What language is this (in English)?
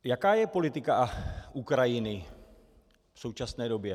Czech